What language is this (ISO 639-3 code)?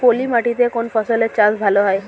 ben